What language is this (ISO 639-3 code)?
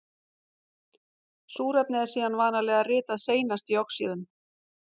isl